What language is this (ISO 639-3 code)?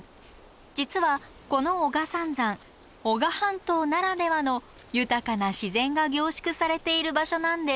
jpn